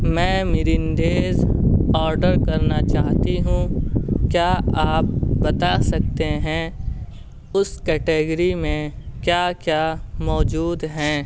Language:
Urdu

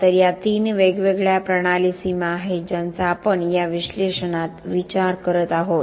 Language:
Marathi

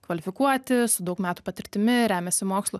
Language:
Lithuanian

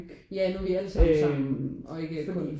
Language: Danish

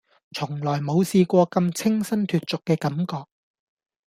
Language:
Cantonese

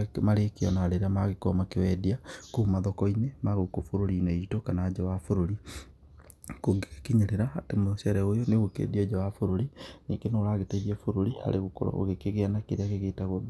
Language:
Kikuyu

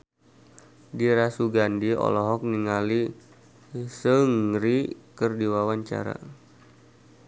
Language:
Sundanese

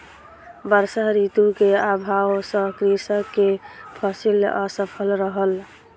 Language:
Maithili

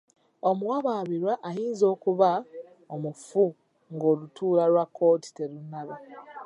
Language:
Ganda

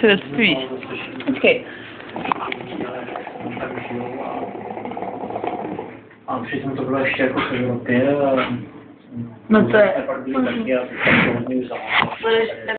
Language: Czech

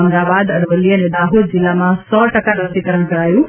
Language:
Gujarati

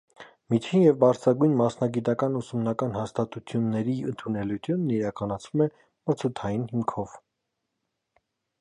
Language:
Armenian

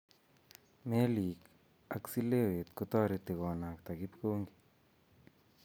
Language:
Kalenjin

